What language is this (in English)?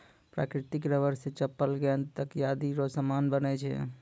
Maithili